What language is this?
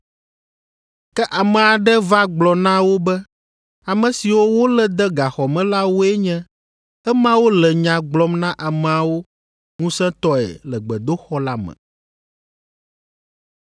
Ewe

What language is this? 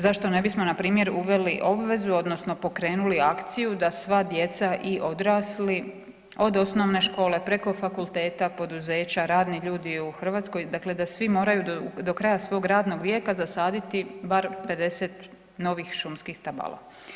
Croatian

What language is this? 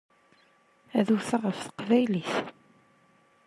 Kabyle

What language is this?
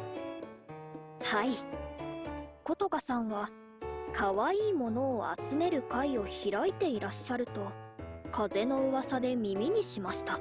Japanese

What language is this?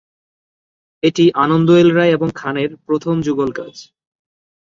Bangla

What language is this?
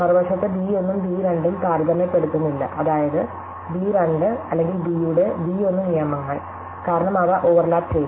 Malayalam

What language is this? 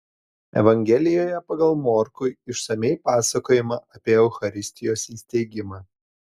Lithuanian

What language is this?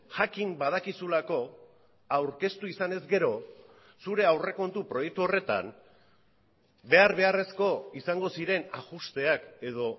Basque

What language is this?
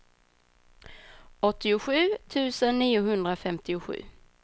Swedish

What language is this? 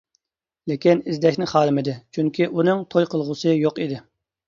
Uyghur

